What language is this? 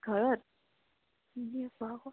Assamese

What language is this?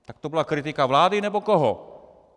Czech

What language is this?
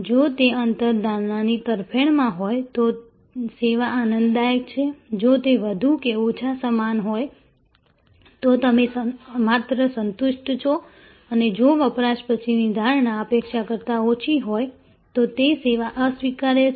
Gujarati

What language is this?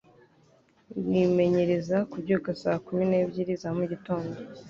Kinyarwanda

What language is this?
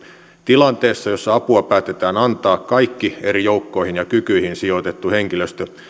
Finnish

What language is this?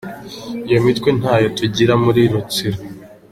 Kinyarwanda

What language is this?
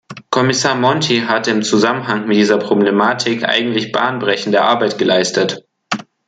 German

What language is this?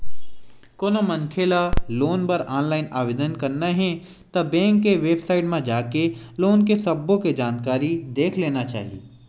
Chhattisgarhi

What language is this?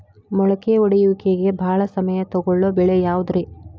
Kannada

